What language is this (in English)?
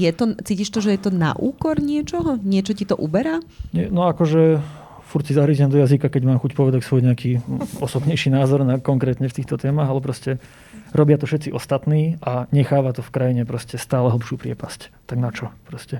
Slovak